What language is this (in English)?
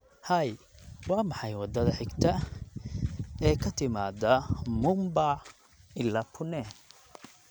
Somali